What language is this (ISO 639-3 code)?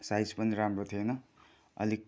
nep